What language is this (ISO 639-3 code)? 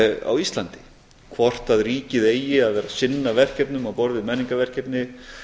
isl